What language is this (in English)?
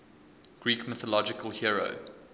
English